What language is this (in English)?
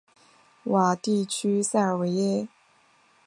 Chinese